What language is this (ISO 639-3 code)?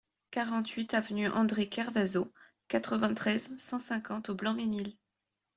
fra